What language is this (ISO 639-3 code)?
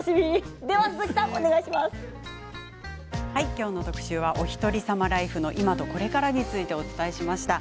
jpn